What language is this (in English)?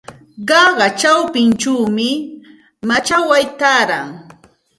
Santa Ana de Tusi Pasco Quechua